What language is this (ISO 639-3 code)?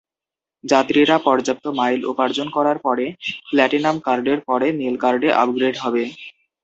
ben